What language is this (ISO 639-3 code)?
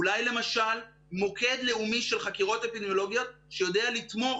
heb